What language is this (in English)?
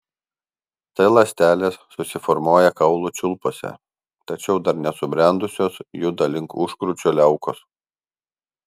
Lithuanian